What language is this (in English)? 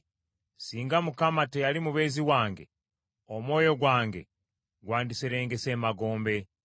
Ganda